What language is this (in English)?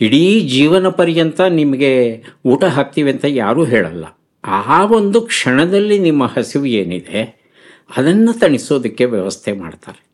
Kannada